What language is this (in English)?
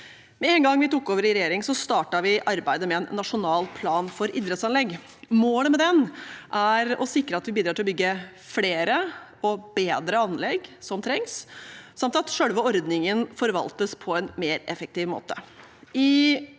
Norwegian